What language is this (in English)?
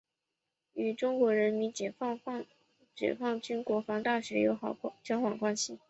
Chinese